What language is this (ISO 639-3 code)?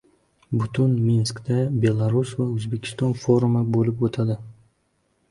uzb